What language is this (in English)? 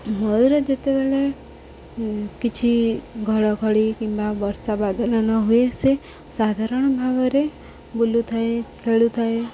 Odia